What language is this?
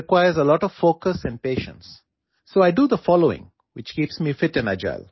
Assamese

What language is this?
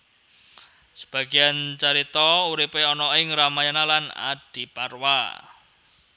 Javanese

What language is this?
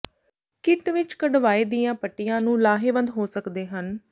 Punjabi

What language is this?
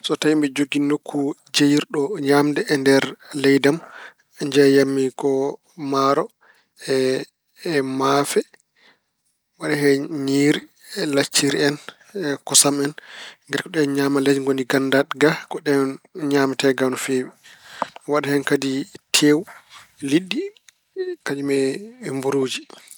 Fula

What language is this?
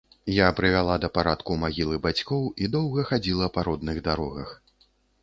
Belarusian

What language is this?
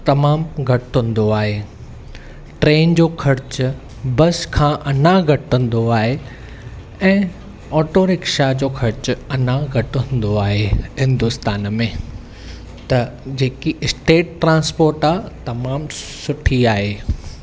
Sindhi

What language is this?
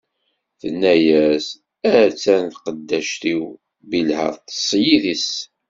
Kabyle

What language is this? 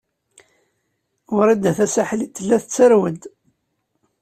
Kabyle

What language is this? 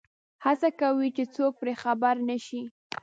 Pashto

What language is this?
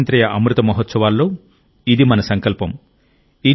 Telugu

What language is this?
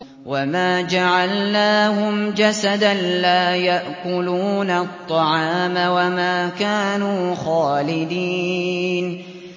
Arabic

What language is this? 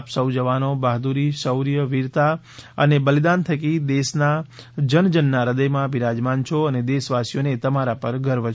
Gujarati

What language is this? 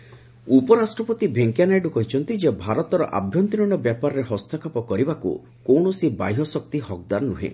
Odia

